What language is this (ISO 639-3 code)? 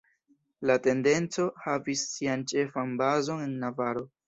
epo